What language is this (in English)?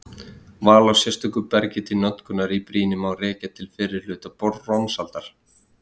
Icelandic